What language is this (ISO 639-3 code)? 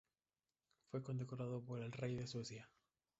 spa